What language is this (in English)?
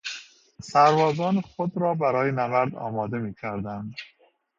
Persian